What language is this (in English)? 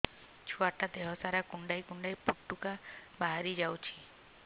Odia